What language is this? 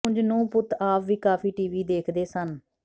Punjabi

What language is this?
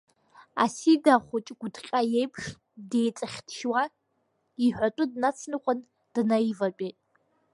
Abkhazian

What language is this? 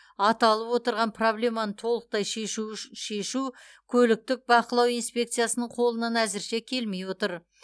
Kazakh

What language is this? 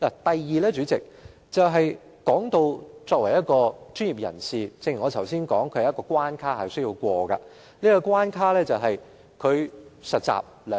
Cantonese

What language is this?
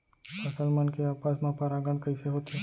Chhattisgarhi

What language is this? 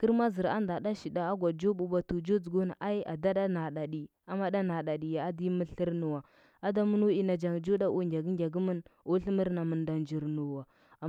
Huba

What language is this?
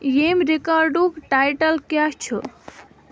Kashmiri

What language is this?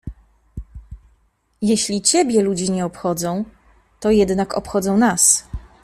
Polish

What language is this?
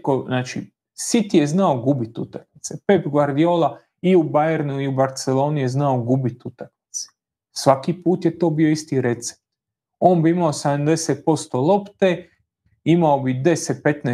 Croatian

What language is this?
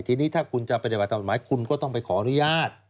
Thai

